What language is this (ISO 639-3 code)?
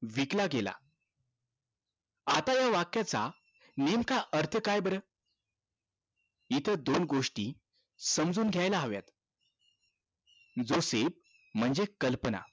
mar